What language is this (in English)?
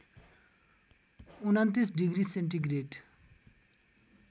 Nepali